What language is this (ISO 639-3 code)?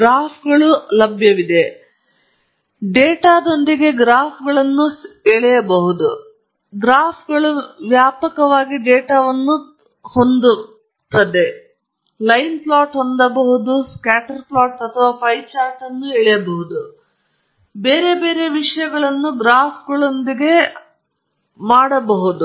kan